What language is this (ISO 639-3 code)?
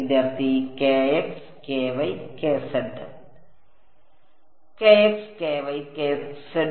mal